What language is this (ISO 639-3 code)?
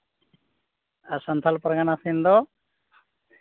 sat